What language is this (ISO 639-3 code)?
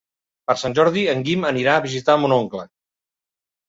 cat